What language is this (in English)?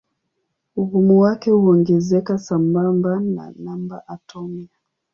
Swahili